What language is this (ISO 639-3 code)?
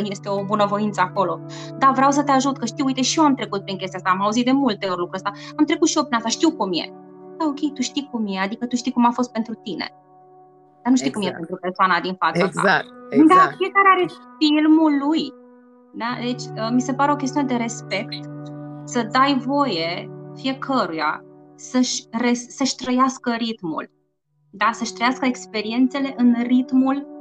ron